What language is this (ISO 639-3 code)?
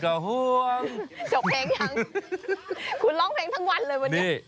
tha